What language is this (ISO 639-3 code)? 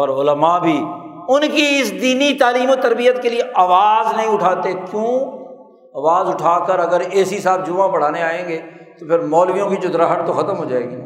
urd